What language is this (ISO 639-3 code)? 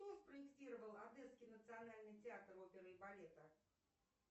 rus